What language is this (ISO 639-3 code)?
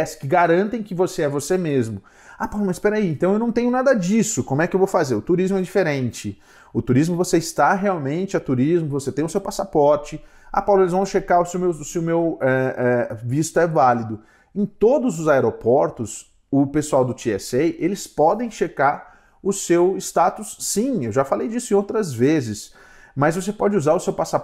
por